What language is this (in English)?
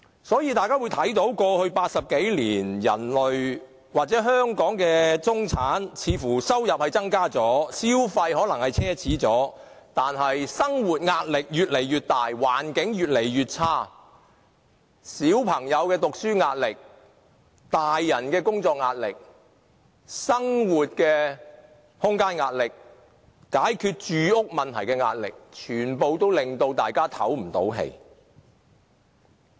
Cantonese